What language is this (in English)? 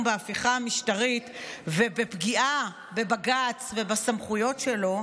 Hebrew